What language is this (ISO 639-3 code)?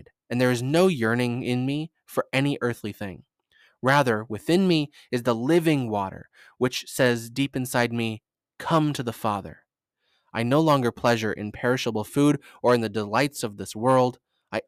eng